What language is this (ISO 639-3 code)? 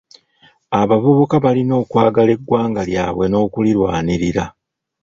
lug